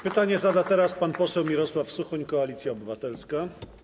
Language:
Polish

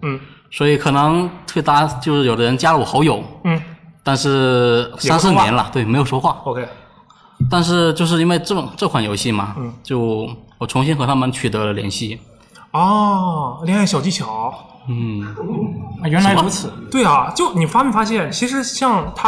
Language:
Chinese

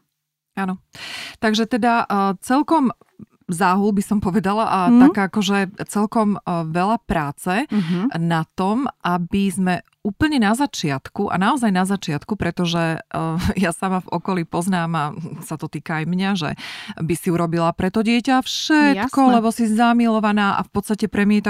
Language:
Slovak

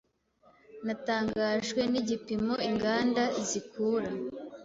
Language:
Kinyarwanda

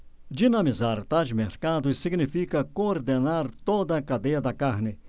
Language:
Portuguese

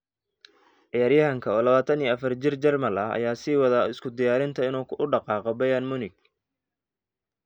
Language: Somali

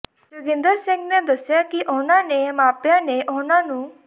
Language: Punjabi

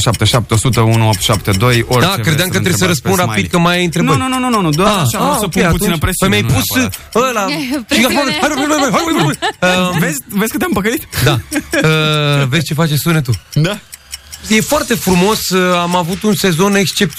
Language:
Romanian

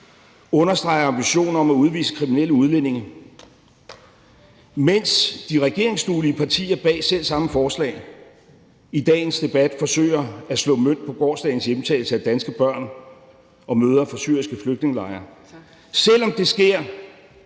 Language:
Danish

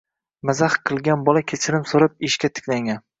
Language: Uzbek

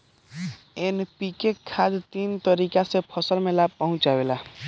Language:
Bhojpuri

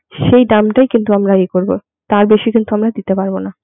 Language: Bangla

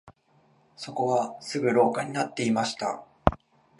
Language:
Japanese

